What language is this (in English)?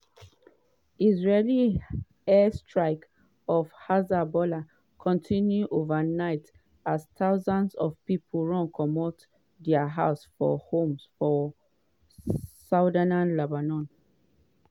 Nigerian Pidgin